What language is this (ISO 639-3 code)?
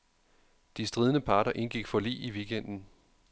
dan